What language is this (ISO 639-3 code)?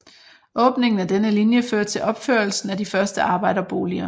dan